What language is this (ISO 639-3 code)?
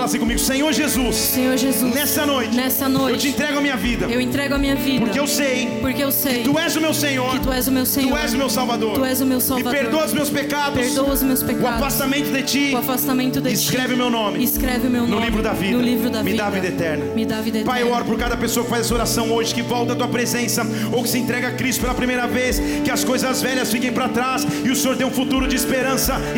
por